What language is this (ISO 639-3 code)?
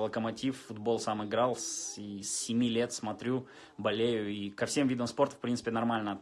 rus